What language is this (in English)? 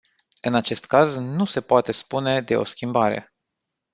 Romanian